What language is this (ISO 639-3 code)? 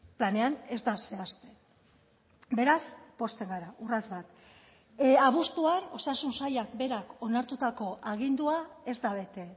eus